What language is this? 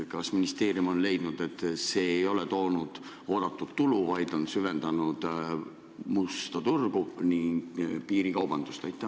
Estonian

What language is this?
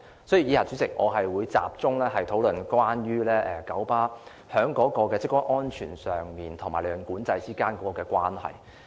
Cantonese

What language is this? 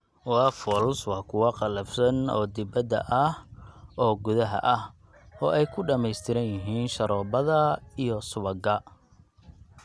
Somali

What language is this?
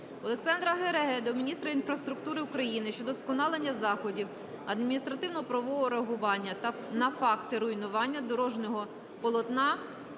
Ukrainian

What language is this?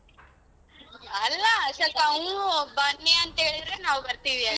Kannada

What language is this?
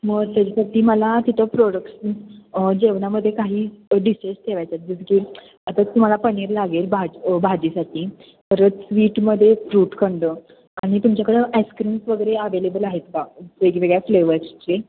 Marathi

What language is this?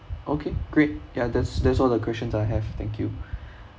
English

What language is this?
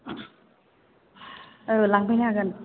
Bodo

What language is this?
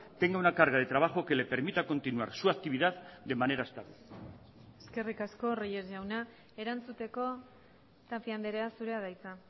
Spanish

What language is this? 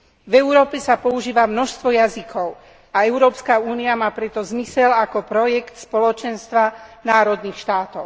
Slovak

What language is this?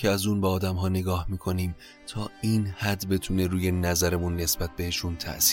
Persian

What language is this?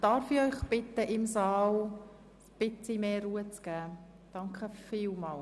Swiss German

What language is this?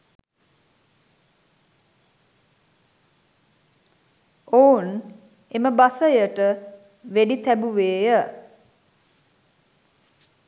Sinhala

